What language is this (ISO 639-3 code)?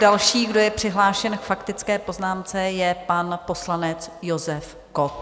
ces